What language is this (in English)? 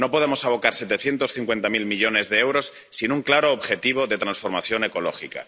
Spanish